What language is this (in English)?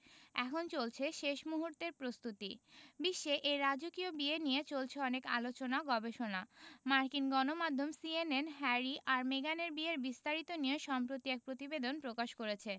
Bangla